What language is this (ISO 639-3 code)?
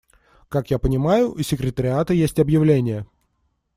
rus